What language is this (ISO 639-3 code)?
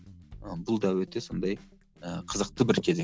kaz